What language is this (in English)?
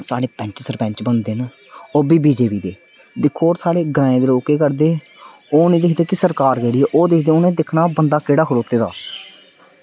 Dogri